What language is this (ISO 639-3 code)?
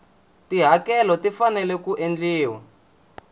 tso